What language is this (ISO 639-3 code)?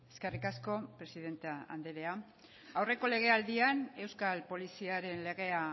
eus